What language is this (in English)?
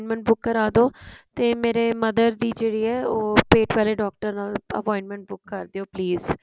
Punjabi